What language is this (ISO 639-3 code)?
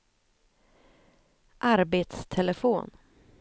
swe